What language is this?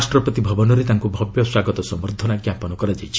Odia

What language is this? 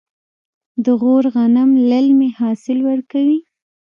Pashto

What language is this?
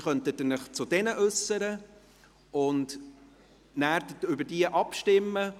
Swiss German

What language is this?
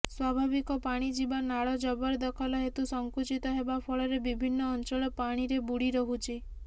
Odia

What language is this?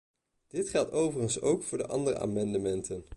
Dutch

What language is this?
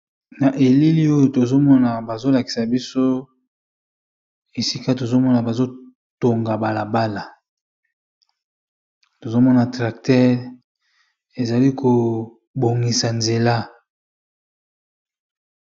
Lingala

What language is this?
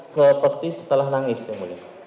Indonesian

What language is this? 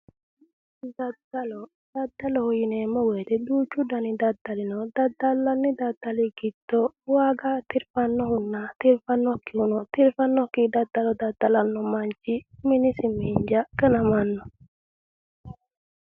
Sidamo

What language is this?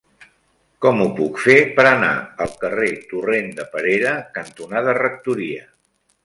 Catalan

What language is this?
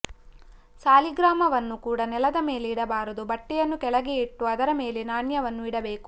Kannada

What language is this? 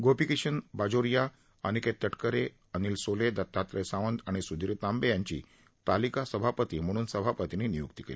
Marathi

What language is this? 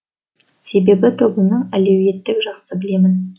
Kazakh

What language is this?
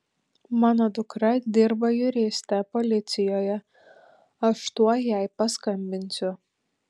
Lithuanian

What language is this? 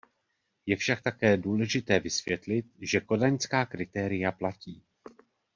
Czech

